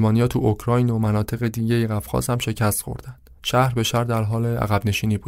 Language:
Persian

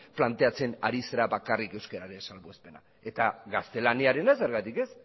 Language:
Basque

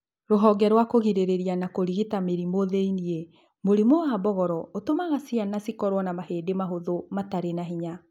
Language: Kikuyu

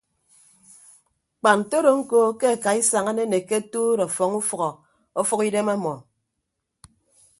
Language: Ibibio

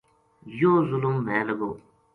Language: Gujari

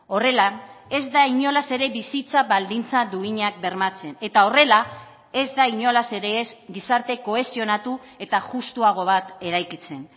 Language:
Basque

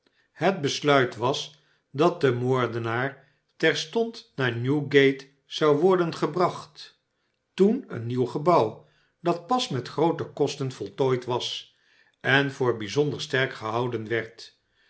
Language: Dutch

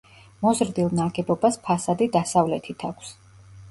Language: Georgian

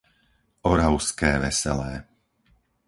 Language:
Slovak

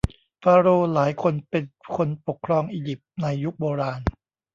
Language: Thai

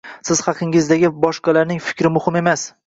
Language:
Uzbek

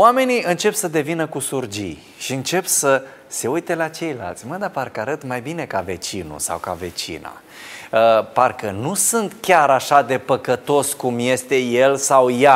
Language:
Romanian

